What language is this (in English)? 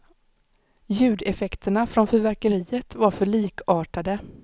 Swedish